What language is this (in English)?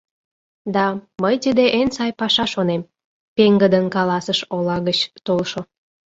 Mari